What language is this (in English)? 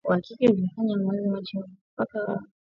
Swahili